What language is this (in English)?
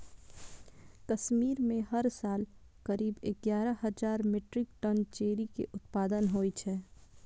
Maithili